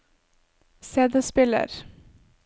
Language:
Norwegian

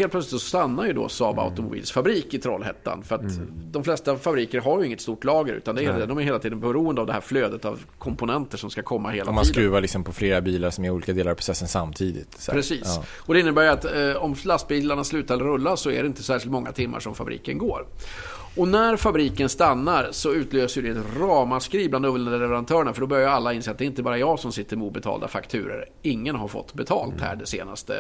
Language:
Swedish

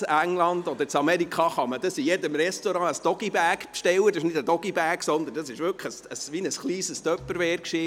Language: Swiss German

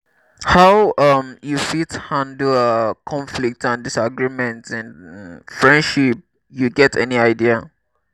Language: Nigerian Pidgin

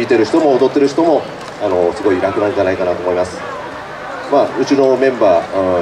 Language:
Japanese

